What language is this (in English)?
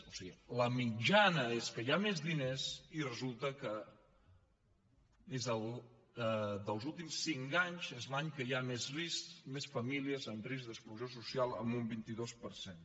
Catalan